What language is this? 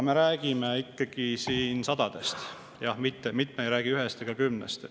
Estonian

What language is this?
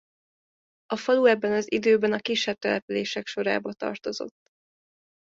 Hungarian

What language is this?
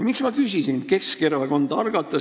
Estonian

